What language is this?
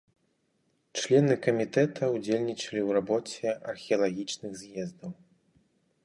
Belarusian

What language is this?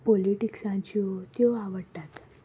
Konkani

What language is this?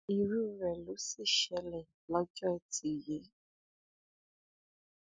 Yoruba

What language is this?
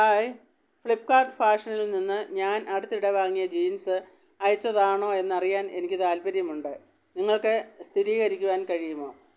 Malayalam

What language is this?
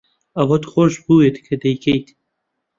Central Kurdish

